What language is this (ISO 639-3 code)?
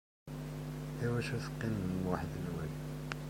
kab